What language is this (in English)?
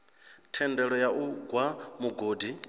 Venda